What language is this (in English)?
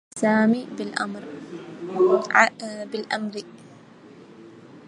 Arabic